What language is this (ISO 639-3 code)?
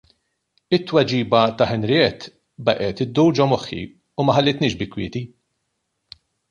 mlt